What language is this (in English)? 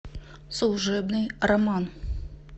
Russian